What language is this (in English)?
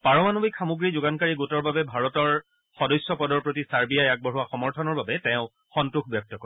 Assamese